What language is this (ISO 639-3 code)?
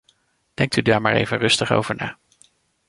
nld